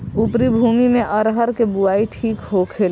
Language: Bhojpuri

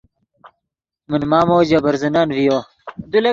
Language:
Yidgha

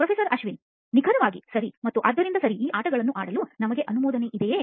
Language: Kannada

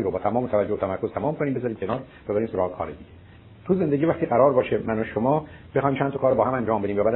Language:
Persian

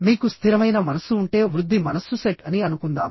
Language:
Telugu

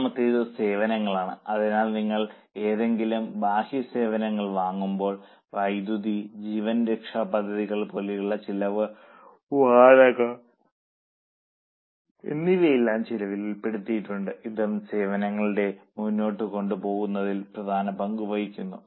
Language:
Malayalam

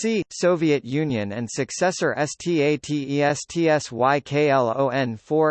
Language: English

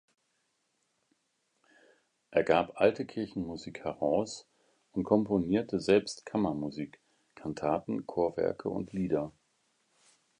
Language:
German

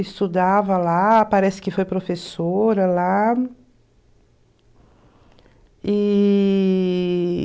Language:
Portuguese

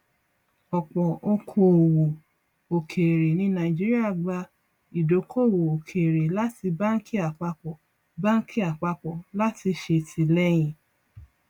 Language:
Yoruba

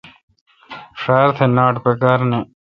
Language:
Kalkoti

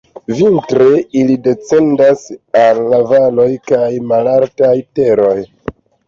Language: Esperanto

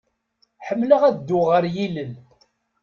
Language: Kabyle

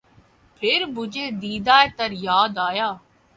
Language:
Urdu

